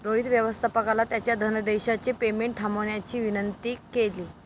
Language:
Marathi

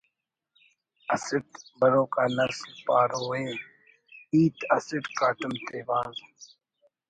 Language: Brahui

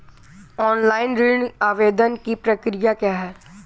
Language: Hindi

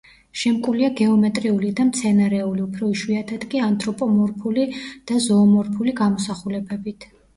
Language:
Georgian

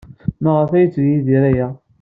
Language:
Kabyle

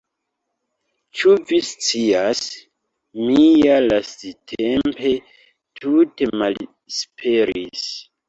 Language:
Esperanto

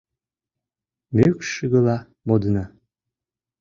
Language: Mari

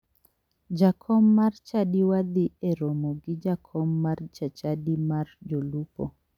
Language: Luo (Kenya and Tanzania)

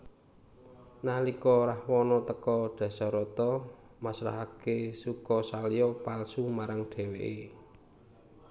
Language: Javanese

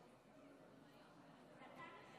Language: Hebrew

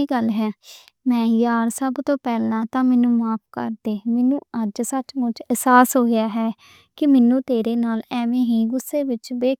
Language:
Western Panjabi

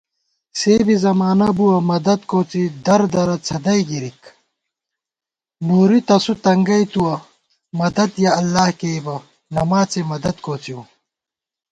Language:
Gawar-Bati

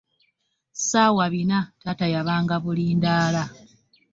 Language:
Ganda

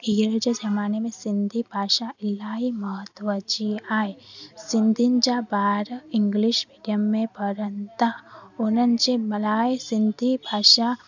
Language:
Sindhi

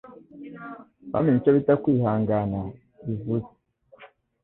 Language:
Kinyarwanda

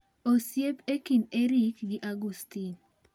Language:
Luo (Kenya and Tanzania)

